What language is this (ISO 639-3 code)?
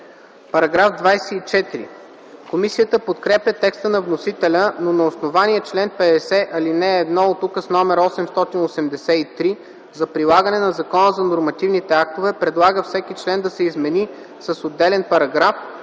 bul